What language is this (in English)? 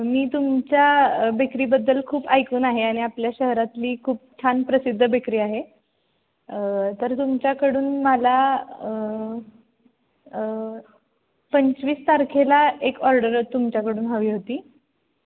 Marathi